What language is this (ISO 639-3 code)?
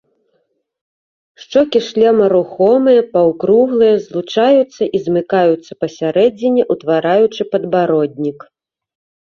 bel